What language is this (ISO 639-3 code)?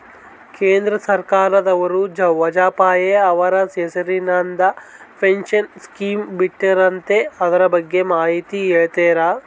kan